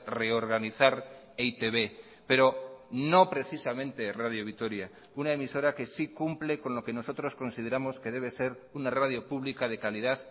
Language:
Spanish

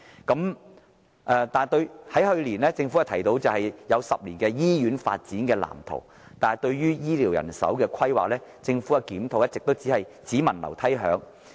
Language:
Cantonese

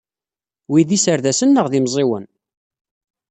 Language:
Kabyle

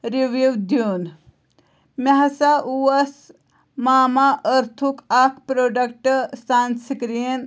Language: Kashmiri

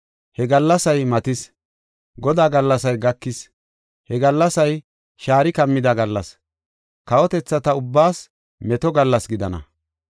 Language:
Gofa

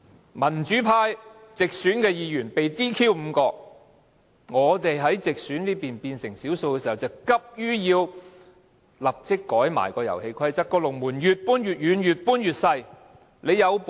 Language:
Cantonese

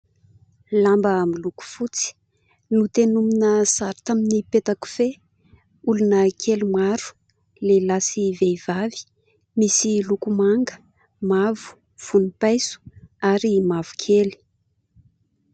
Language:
Malagasy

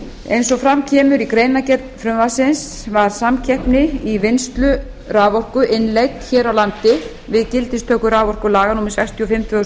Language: Icelandic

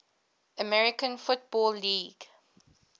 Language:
English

